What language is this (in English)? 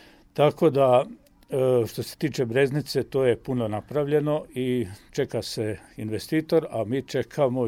Croatian